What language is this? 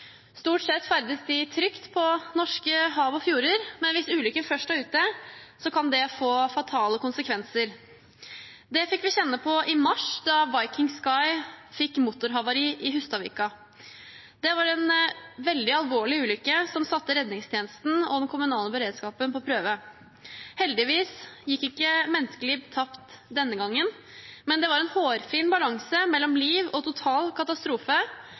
Norwegian Bokmål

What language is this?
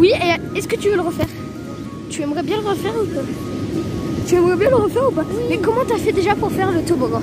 French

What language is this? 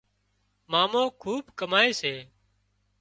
Wadiyara Koli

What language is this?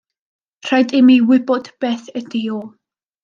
Welsh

